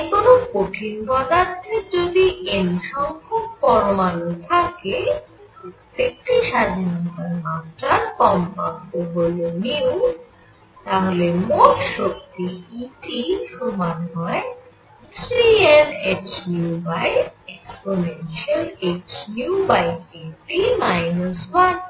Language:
Bangla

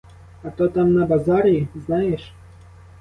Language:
Ukrainian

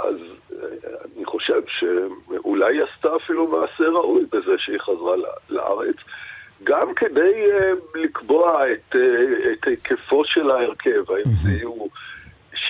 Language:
Hebrew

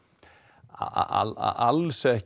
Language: Icelandic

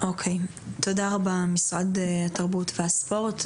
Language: Hebrew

